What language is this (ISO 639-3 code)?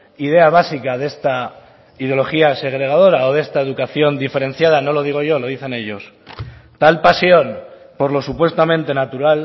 spa